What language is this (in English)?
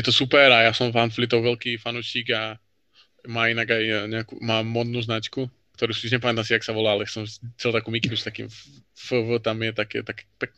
Slovak